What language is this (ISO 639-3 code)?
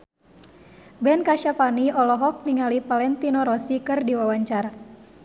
sun